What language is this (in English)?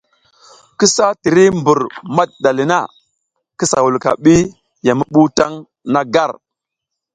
South Giziga